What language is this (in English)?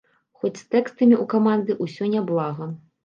Belarusian